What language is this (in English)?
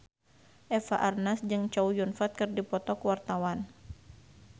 Sundanese